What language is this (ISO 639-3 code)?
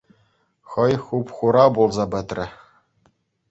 chv